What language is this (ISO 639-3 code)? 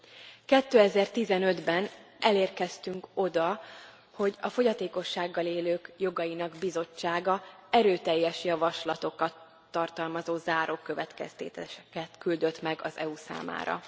hun